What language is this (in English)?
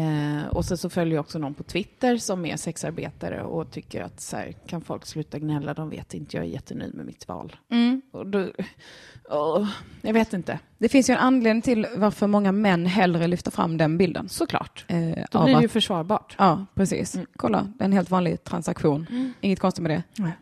Swedish